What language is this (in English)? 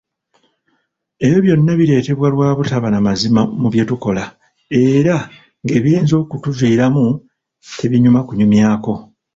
Ganda